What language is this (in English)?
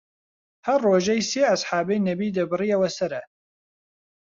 Central Kurdish